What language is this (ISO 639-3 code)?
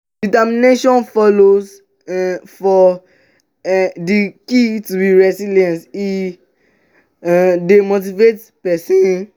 pcm